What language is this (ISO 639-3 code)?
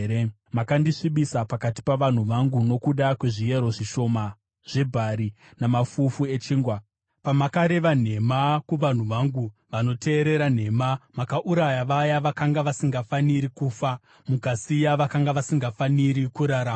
sna